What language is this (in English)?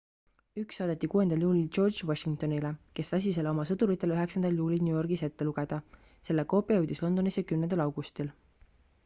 Estonian